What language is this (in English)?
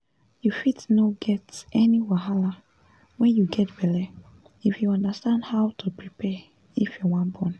Nigerian Pidgin